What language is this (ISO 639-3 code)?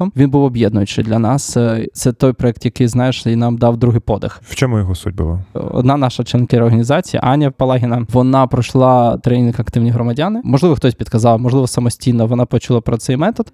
ukr